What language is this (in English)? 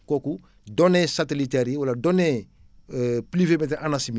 Wolof